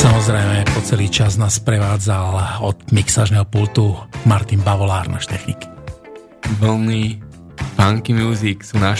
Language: Slovak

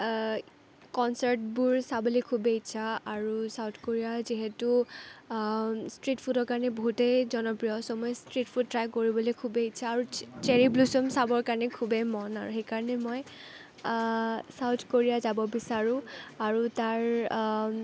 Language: Assamese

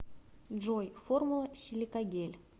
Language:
Russian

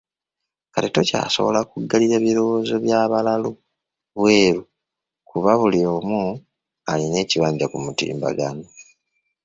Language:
Ganda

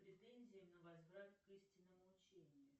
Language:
Russian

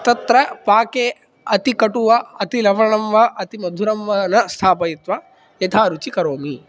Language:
Sanskrit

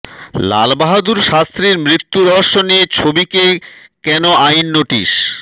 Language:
Bangla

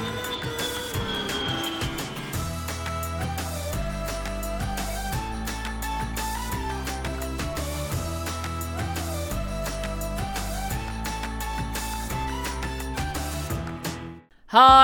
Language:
Vietnamese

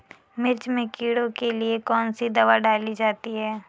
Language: Hindi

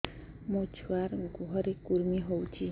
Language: Odia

